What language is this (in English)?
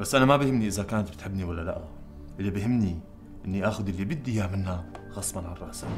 Arabic